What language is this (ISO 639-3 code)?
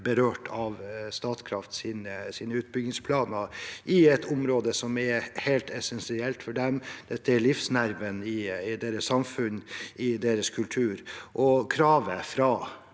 nor